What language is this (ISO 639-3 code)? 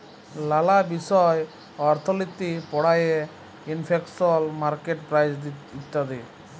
ben